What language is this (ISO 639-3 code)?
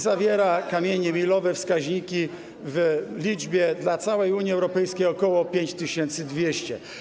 pol